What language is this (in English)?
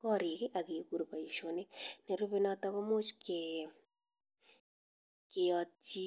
Kalenjin